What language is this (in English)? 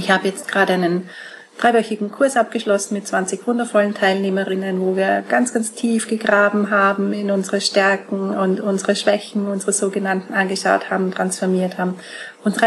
German